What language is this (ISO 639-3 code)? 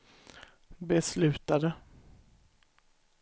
swe